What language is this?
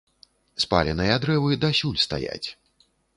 Belarusian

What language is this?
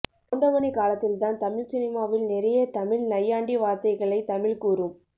Tamil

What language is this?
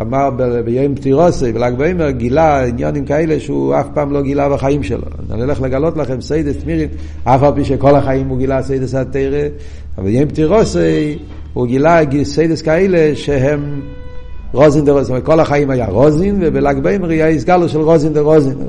Hebrew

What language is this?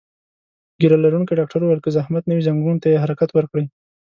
Pashto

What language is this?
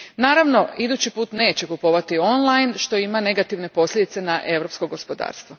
Croatian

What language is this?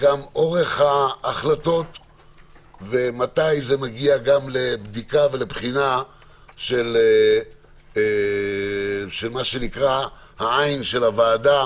Hebrew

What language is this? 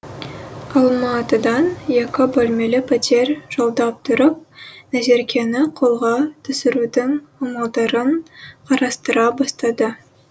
Kazakh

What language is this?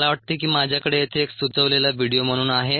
Marathi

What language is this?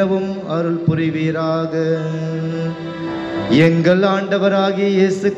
Hindi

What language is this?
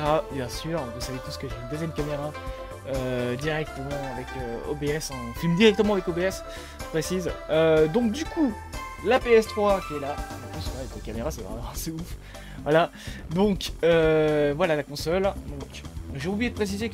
French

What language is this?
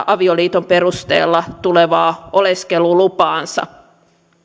Finnish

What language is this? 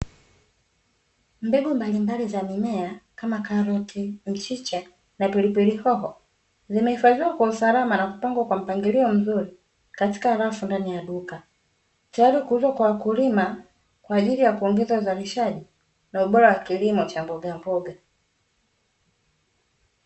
Swahili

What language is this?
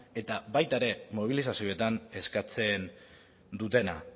Basque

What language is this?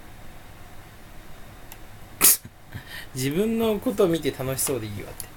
Japanese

